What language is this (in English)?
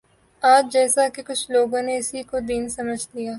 Urdu